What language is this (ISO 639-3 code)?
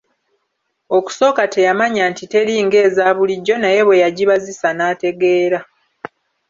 lug